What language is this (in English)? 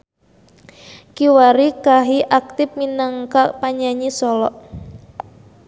Sundanese